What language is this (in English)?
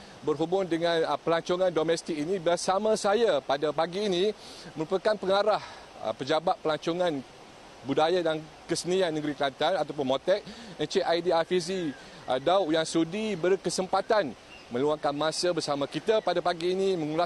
Malay